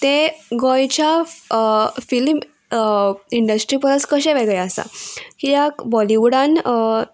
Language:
Konkani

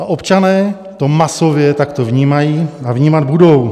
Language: Czech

